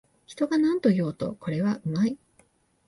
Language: Japanese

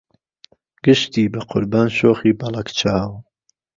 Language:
Central Kurdish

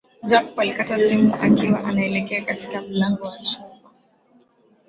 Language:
Swahili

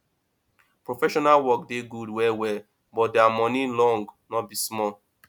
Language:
Nigerian Pidgin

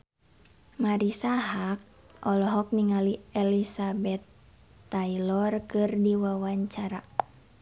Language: Sundanese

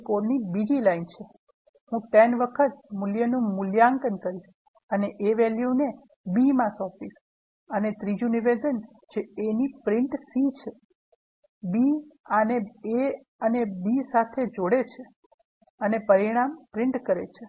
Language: Gujarati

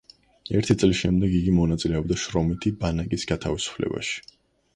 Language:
Georgian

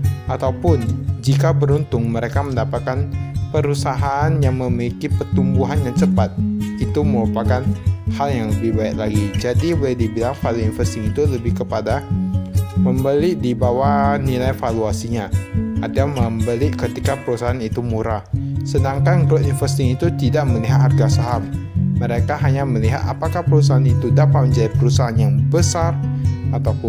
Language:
Indonesian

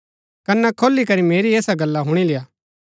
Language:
Gaddi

